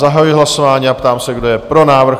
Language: Czech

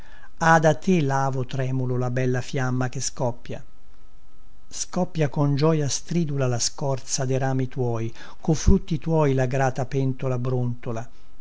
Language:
Italian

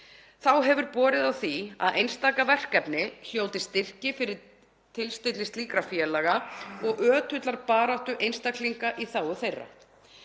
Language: Icelandic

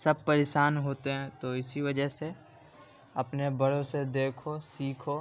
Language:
Urdu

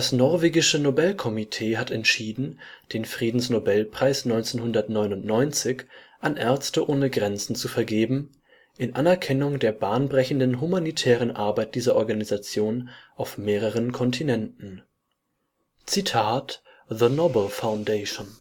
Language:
German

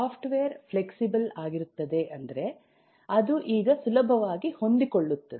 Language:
Kannada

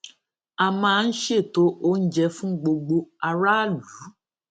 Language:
Yoruba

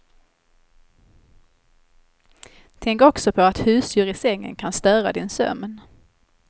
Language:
Swedish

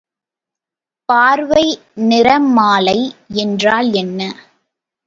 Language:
Tamil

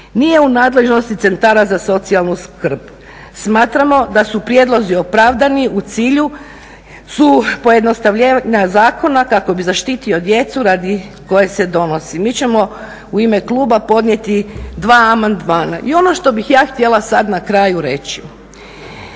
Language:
Croatian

